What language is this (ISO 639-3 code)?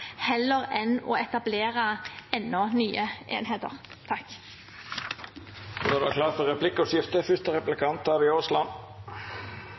nor